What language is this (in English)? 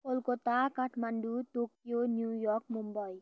Nepali